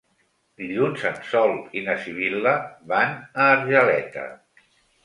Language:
Catalan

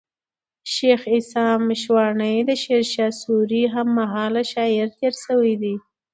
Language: Pashto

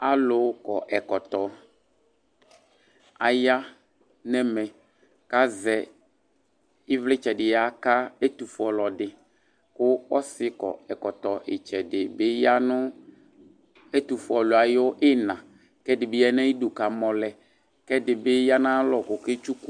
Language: Ikposo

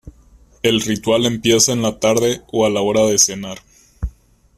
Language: Spanish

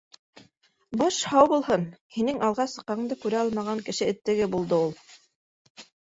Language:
Bashkir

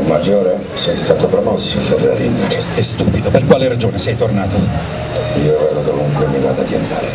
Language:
Italian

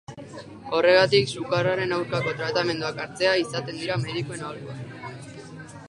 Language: Basque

